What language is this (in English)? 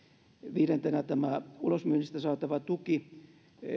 Finnish